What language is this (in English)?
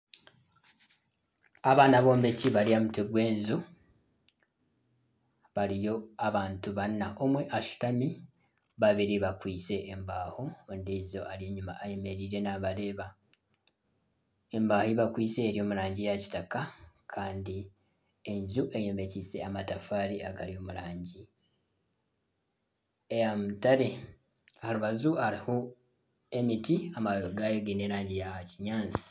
Nyankole